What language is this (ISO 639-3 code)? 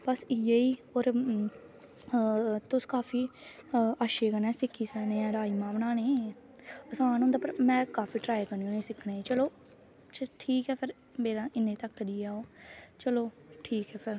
doi